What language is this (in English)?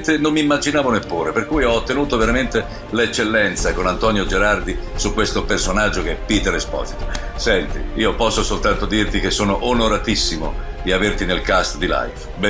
Italian